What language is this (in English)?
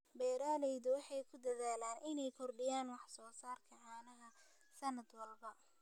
Somali